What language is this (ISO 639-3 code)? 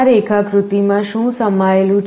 guj